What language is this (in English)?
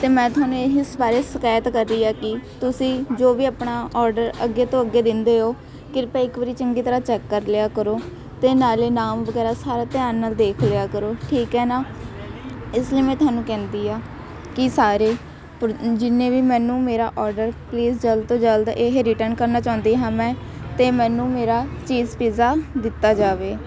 Punjabi